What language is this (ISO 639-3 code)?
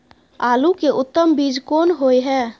mai